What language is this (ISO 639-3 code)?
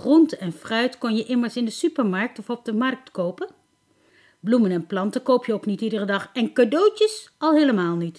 nld